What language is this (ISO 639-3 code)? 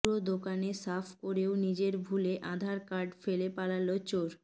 ben